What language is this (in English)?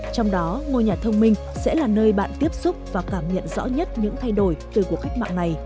Vietnamese